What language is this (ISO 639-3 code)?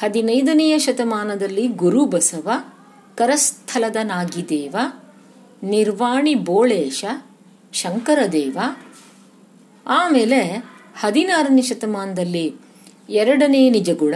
kan